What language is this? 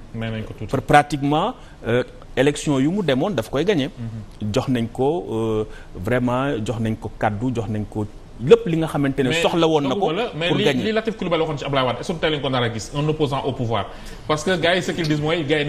French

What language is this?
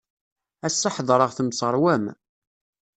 Kabyle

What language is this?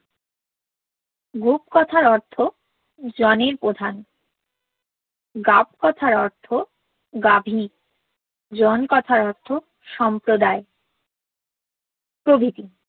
Bangla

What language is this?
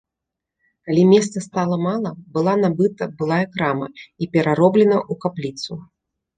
Belarusian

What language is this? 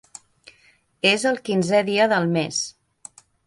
Catalan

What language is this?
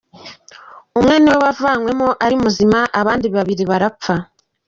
Kinyarwanda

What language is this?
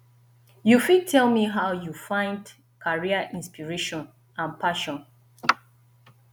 Nigerian Pidgin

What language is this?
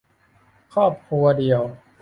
Thai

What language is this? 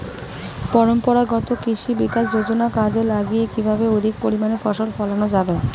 Bangla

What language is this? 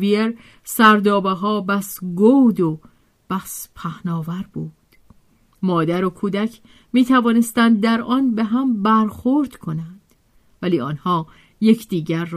Persian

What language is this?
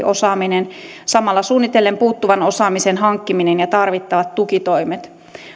Finnish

